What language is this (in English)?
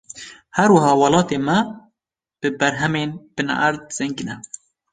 Kurdish